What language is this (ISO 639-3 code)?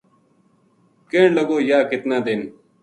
gju